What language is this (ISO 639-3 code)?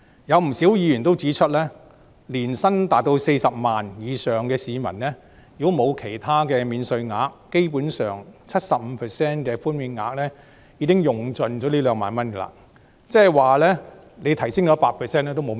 yue